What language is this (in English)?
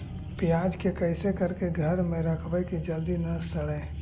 Magahi